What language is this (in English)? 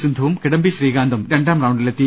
Malayalam